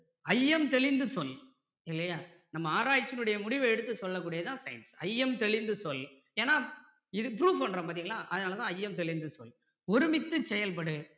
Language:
Tamil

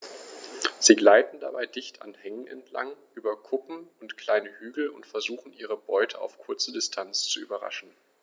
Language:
German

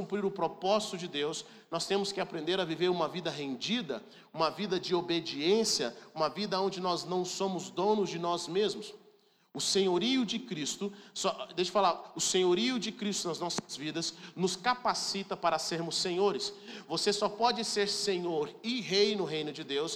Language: Portuguese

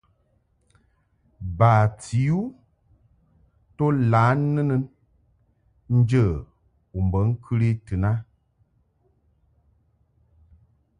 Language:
Mungaka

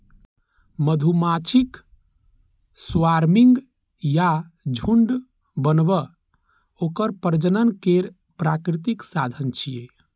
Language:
Maithili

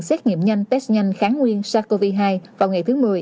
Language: Vietnamese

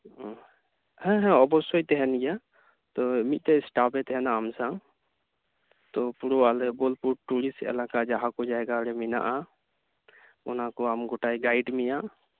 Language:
Santali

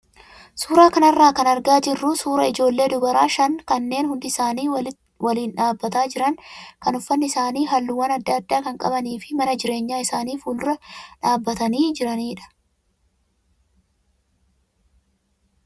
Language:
Oromo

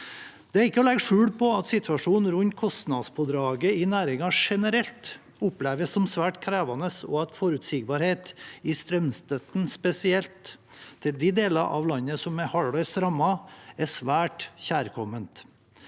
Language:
Norwegian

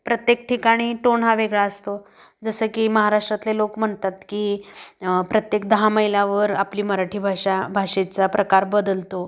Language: Marathi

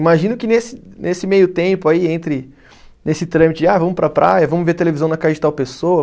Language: Portuguese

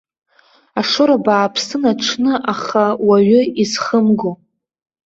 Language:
Abkhazian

